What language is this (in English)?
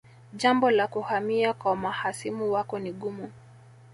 Swahili